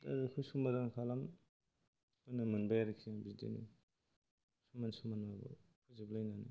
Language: Bodo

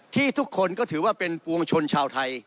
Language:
Thai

